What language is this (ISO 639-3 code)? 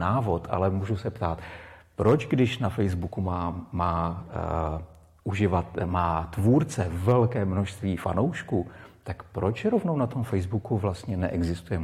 ces